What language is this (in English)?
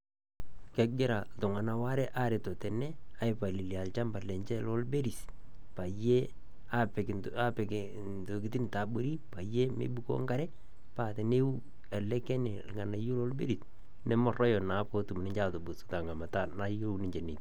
Masai